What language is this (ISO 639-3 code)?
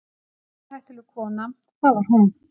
isl